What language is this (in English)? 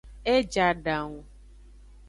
Aja (Benin)